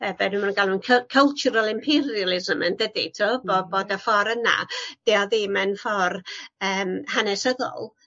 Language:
Welsh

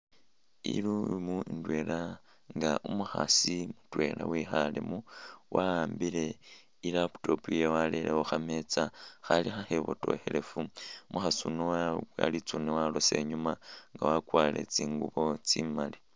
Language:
Masaaba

